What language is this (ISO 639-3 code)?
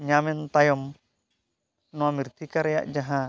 sat